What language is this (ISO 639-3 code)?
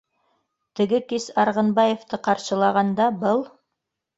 bak